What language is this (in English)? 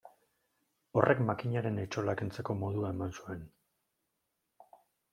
Basque